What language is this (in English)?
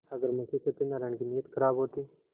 Hindi